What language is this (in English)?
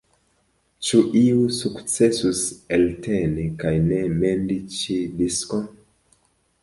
Esperanto